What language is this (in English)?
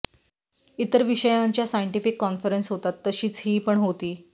Marathi